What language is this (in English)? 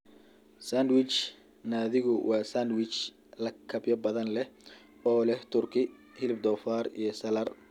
Somali